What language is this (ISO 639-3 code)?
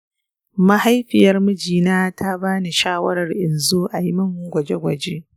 hau